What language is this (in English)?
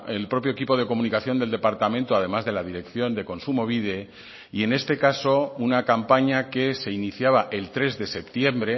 Spanish